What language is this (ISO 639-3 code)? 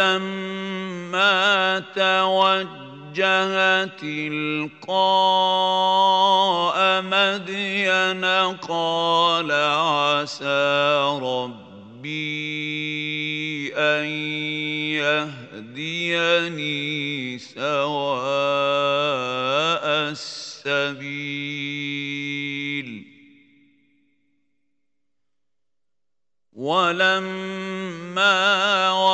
ara